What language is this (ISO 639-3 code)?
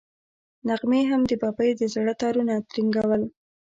pus